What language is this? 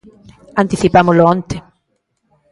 Galician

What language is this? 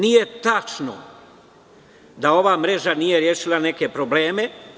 Serbian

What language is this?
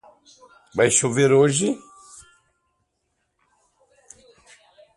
Portuguese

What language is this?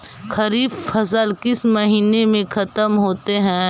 Magahi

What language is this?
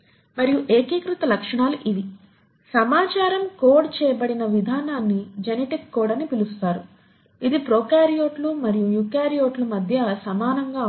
Telugu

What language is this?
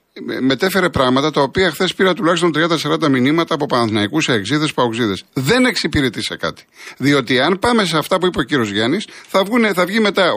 Greek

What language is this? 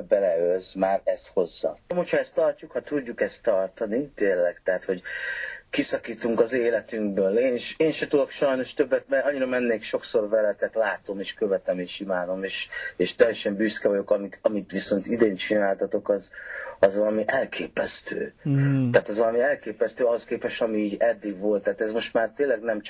Hungarian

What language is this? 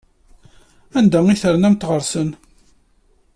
Kabyle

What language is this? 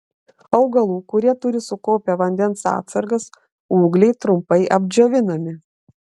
Lithuanian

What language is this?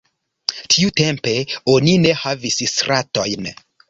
Esperanto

